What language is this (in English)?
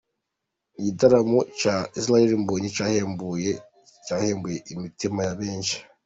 Kinyarwanda